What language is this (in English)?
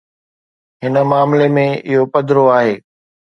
Sindhi